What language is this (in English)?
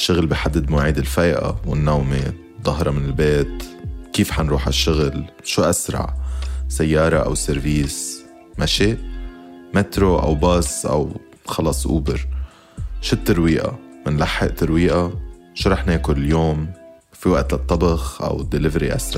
Arabic